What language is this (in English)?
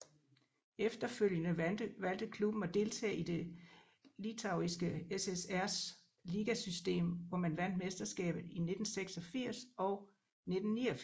Danish